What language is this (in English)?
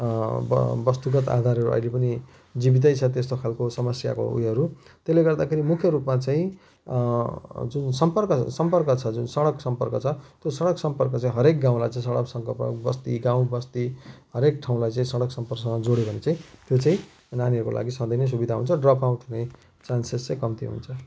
Nepali